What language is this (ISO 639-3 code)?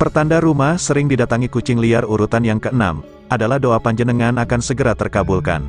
ind